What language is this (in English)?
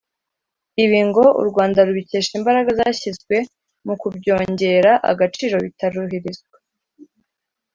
Kinyarwanda